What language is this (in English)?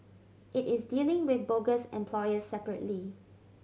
English